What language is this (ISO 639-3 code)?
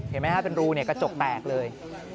tha